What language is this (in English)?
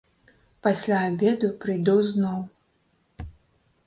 Belarusian